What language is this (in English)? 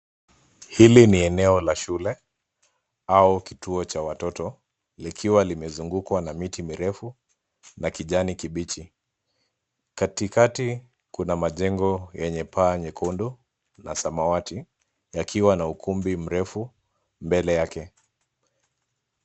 Swahili